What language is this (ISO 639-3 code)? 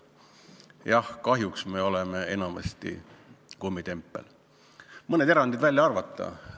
est